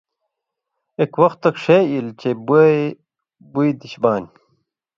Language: Indus Kohistani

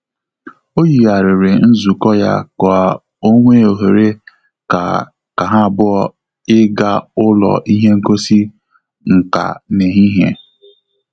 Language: Igbo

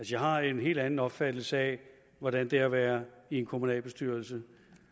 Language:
Danish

